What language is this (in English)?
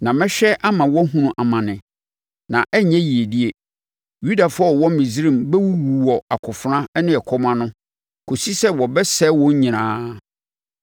Akan